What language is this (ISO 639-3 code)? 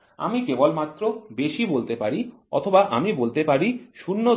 ben